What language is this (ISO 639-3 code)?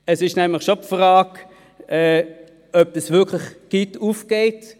gsw